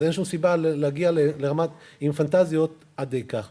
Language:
Hebrew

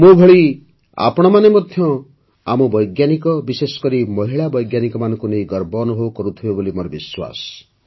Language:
Odia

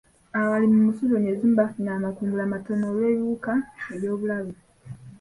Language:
Ganda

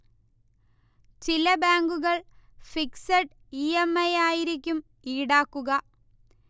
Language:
Malayalam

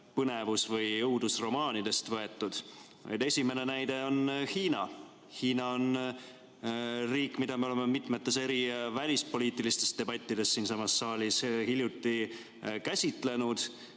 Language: Estonian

